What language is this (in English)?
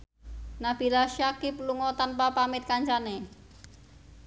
Javanese